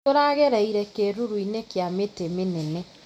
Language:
Kikuyu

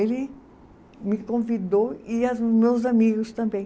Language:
Portuguese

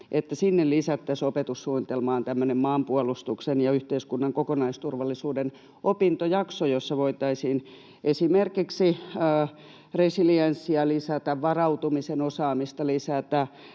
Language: Finnish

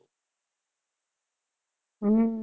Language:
Gujarati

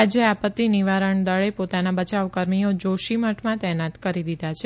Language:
Gujarati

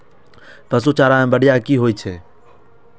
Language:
Maithili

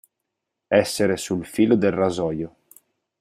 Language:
Italian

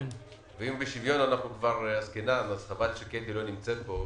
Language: Hebrew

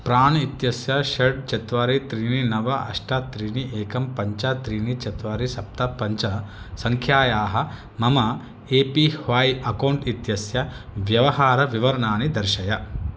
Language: Sanskrit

